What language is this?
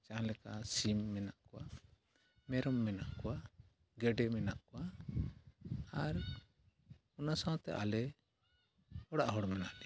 Santali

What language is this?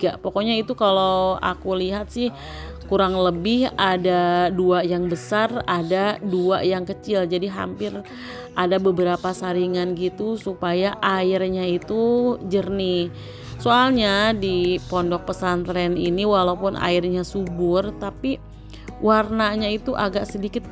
Indonesian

